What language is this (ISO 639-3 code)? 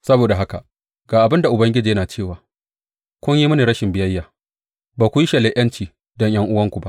hau